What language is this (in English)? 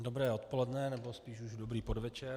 Czech